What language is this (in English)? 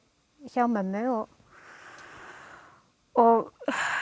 Icelandic